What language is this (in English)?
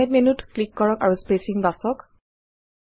Assamese